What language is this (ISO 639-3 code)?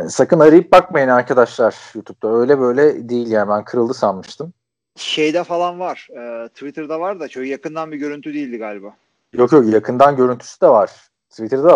tur